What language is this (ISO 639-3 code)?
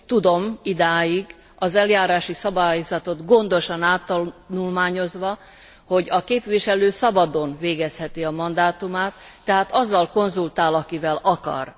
hun